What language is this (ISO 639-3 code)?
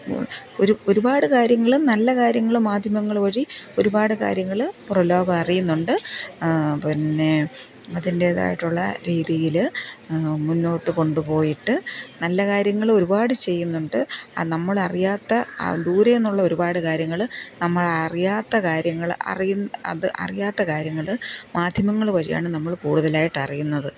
mal